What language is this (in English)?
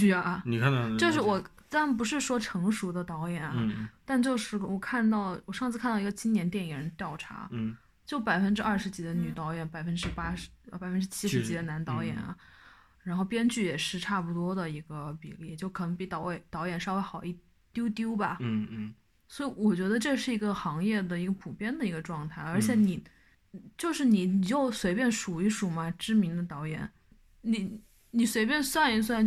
Chinese